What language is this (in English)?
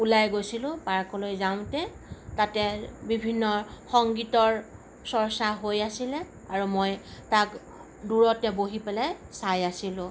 Assamese